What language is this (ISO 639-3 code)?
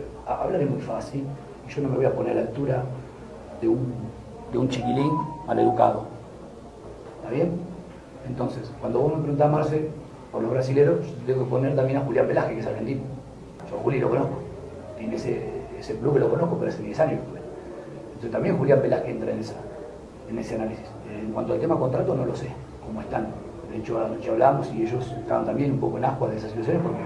spa